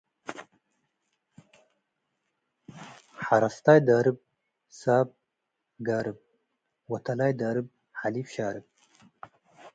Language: Tigre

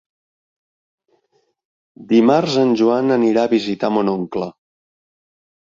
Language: Catalan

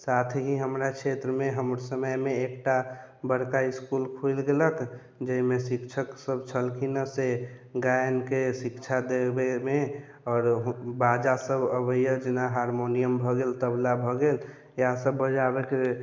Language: Maithili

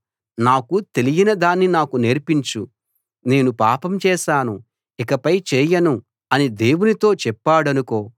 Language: Telugu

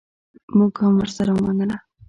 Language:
Pashto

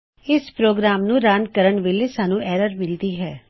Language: Punjabi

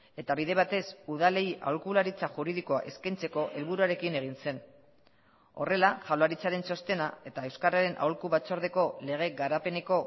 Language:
Basque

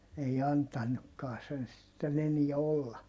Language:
Finnish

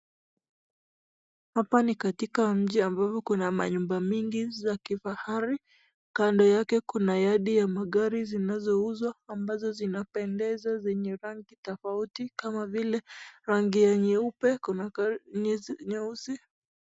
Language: Swahili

